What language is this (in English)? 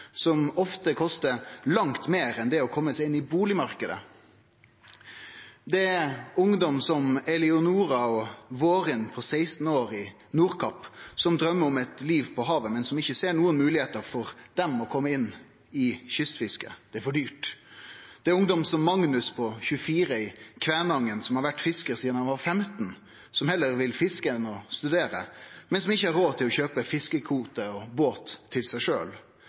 Norwegian Nynorsk